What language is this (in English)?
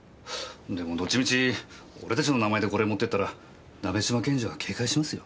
Japanese